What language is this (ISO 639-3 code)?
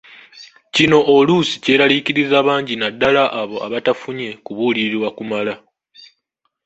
lug